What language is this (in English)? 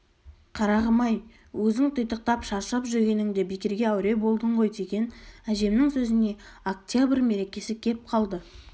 Kazakh